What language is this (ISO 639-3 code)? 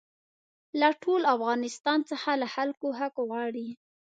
pus